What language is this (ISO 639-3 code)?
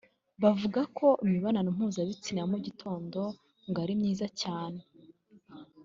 kin